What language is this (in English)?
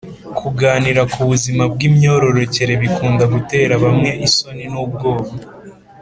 Kinyarwanda